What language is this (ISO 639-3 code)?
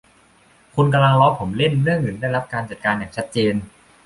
tha